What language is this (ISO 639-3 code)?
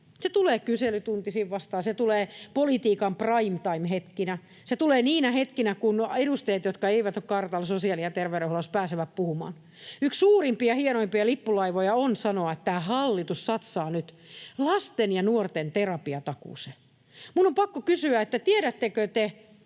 fin